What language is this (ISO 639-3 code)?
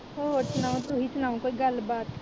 pan